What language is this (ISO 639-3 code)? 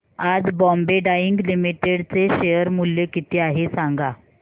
mar